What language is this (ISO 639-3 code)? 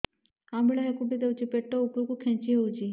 ori